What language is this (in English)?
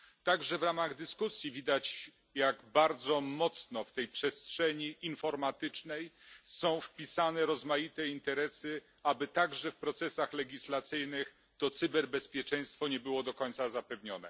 Polish